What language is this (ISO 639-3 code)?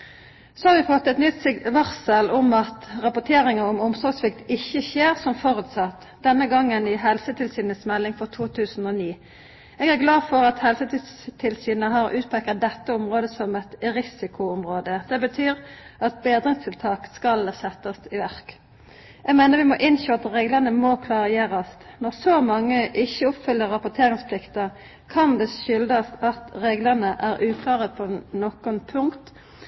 nno